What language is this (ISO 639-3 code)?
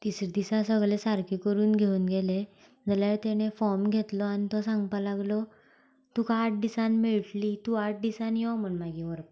kok